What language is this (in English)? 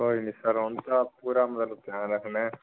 Punjabi